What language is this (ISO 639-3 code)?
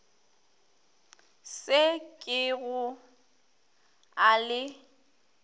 nso